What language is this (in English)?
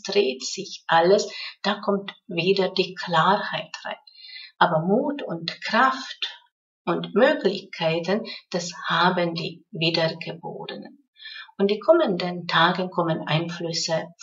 German